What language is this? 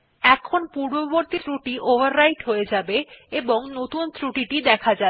Bangla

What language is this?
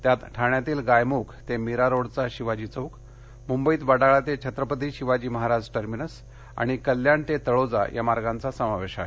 Marathi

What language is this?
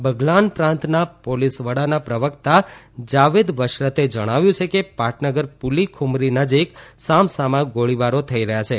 Gujarati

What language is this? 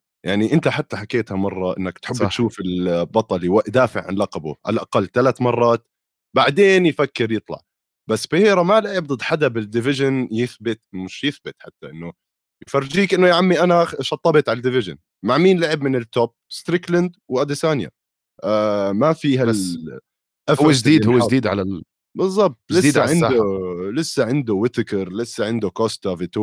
Arabic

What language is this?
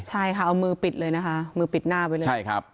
Thai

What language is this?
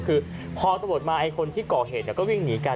Thai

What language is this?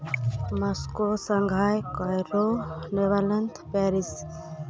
Santali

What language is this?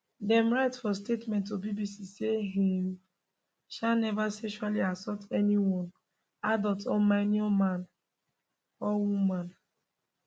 Nigerian Pidgin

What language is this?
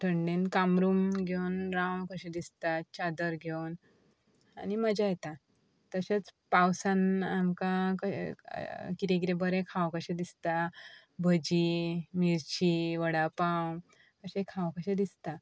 Konkani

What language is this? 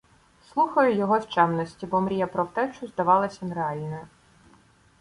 Ukrainian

